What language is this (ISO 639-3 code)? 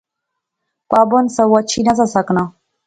phr